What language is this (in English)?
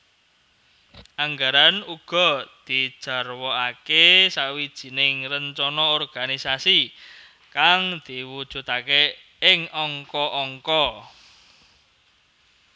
Javanese